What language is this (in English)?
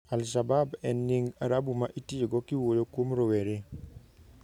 Luo (Kenya and Tanzania)